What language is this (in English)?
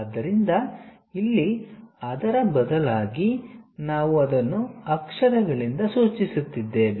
Kannada